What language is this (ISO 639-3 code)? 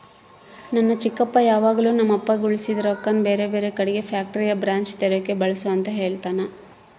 kan